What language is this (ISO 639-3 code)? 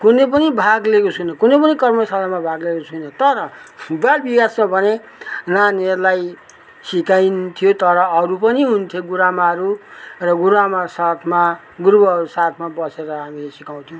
nep